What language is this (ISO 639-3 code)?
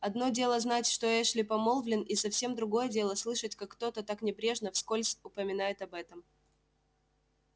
rus